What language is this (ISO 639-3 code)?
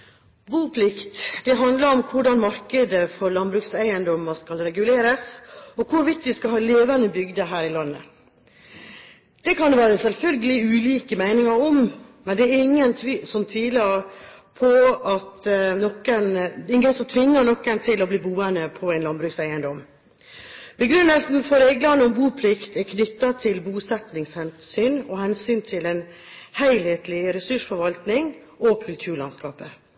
nob